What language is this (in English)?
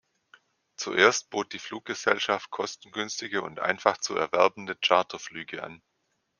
German